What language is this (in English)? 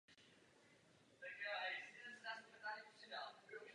Czech